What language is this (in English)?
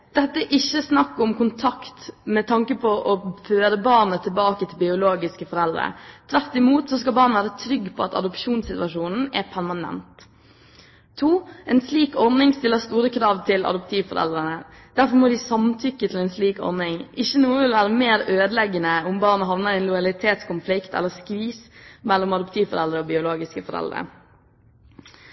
Norwegian Bokmål